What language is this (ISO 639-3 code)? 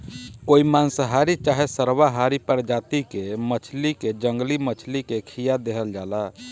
bho